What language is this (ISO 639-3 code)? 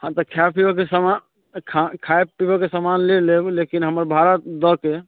mai